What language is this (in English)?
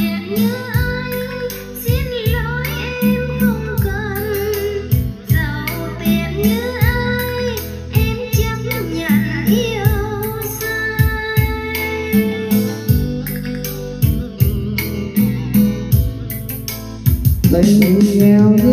Vietnamese